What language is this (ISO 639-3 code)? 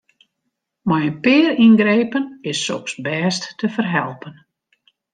fry